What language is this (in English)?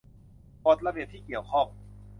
Thai